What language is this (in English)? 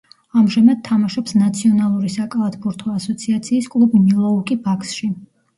Georgian